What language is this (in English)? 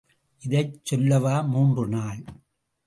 Tamil